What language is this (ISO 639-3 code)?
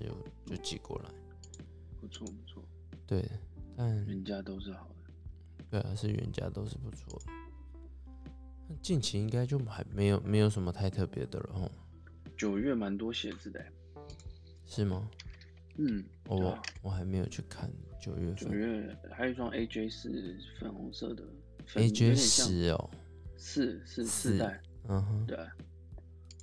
zho